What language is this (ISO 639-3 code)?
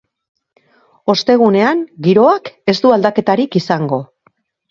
eus